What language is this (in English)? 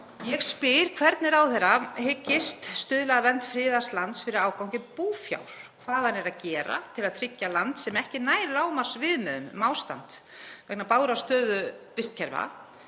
Icelandic